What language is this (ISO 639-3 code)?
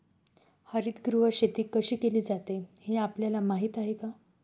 mar